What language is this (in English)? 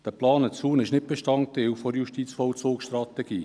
Swiss German